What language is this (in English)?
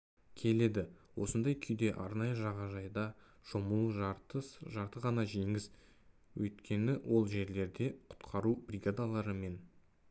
Kazakh